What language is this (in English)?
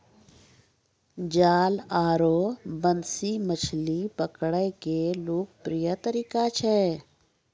Maithili